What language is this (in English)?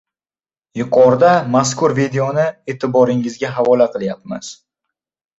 Uzbek